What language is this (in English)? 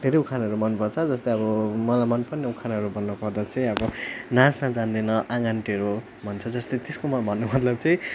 Nepali